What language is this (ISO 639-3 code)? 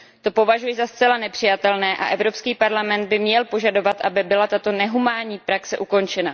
ces